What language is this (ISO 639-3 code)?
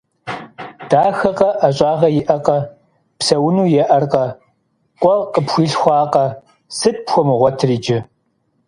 kbd